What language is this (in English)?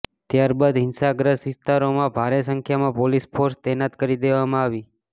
Gujarati